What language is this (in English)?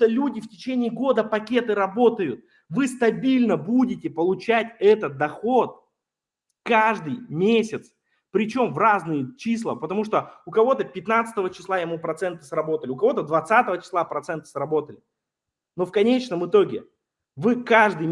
Russian